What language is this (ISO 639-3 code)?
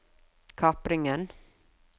nor